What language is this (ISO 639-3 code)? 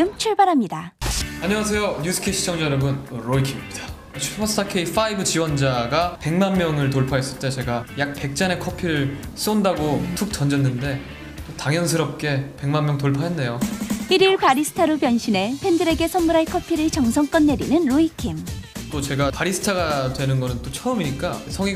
kor